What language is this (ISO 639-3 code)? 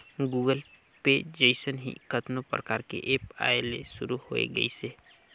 hne